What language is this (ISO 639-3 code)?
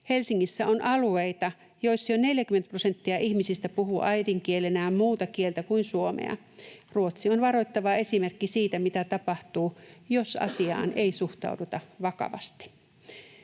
fin